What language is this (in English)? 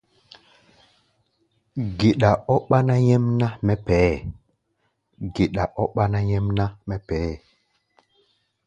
Gbaya